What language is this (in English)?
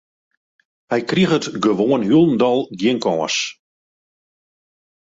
Western Frisian